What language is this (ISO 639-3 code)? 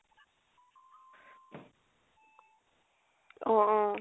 asm